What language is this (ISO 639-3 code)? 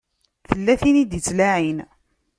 kab